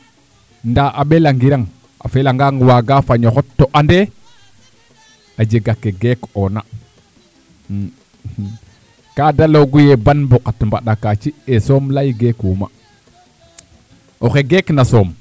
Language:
Serer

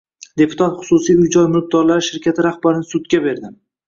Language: Uzbek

